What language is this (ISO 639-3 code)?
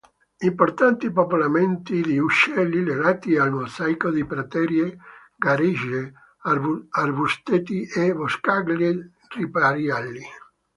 ita